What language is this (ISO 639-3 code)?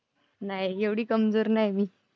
mar